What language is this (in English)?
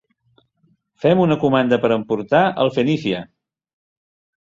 Catalan